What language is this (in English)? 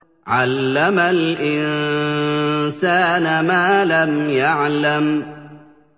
Arabic